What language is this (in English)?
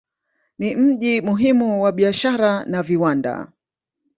Swahili